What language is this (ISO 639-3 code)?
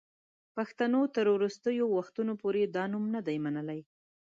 pus